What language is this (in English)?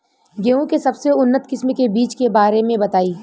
Bhojpuri